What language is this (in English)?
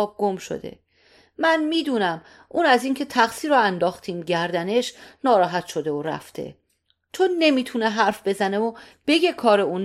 Persian